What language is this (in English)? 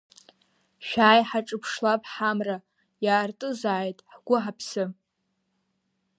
Abkhazian